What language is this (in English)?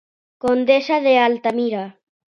Galician